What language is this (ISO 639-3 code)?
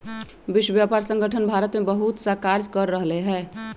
mag